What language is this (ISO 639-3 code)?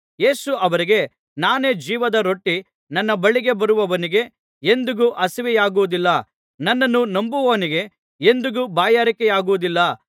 kan